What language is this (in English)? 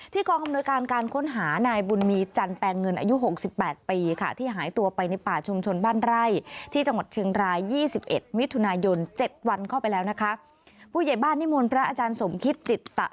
Thai